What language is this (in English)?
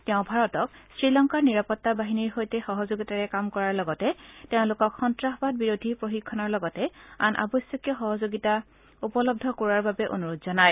Assamese